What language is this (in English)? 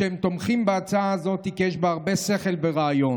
Hebrew